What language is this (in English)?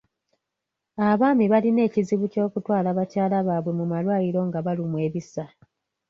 Ganda